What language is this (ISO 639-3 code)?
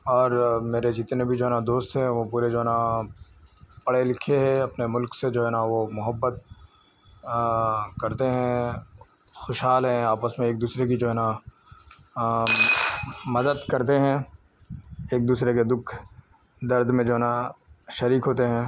urd